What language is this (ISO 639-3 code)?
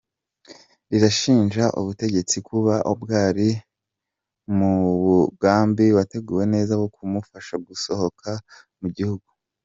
kin